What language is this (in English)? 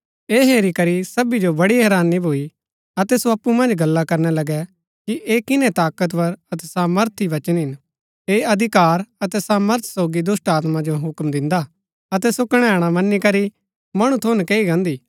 Gaddi